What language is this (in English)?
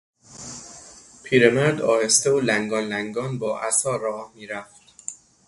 Persian